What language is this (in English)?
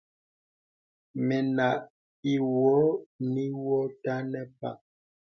Bebele